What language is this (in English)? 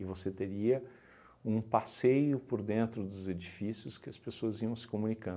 Portuguese